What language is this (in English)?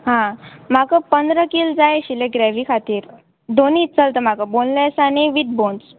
Konkani